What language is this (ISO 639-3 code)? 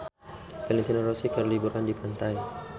sun